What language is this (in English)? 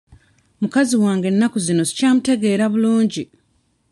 Ganda